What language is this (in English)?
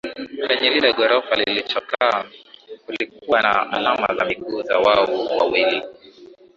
Swahili